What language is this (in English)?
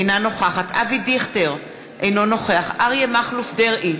Hebrew